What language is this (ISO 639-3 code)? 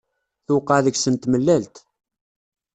kab